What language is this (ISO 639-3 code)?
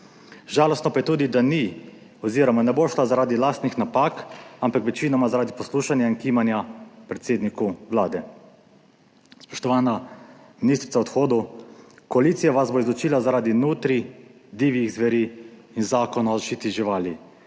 slv